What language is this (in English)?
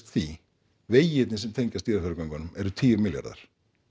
Icelandic